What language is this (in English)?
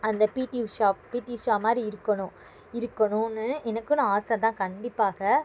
Tamil